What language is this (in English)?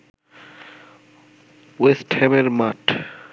Bangla